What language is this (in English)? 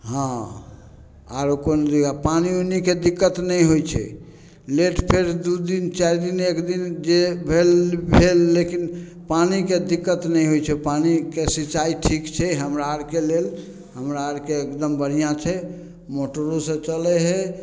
Maithili